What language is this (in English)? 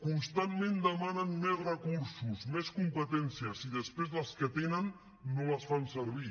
Catalan